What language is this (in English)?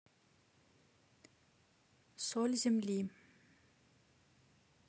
Russian